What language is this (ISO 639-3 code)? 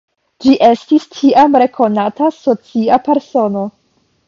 epo